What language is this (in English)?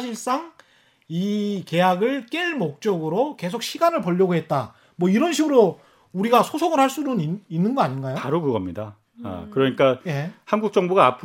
Korean